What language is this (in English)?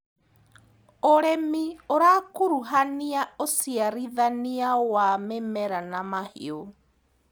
Kikuyu